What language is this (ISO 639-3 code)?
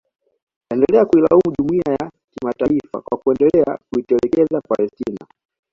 swa